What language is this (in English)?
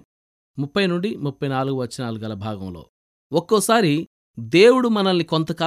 Telugu